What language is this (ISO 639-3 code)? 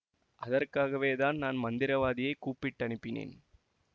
tam